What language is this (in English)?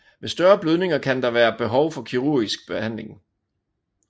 Danish